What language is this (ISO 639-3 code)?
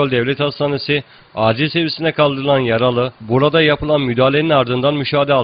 tur